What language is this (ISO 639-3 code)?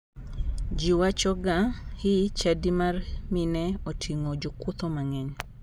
luo